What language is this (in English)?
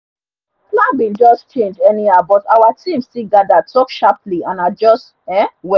Nigerian Pidgin